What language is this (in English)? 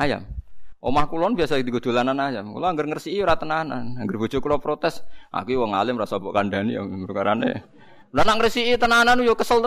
Indonesian